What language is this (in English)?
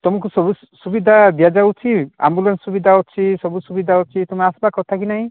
Odia